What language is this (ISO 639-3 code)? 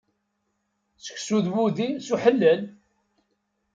kab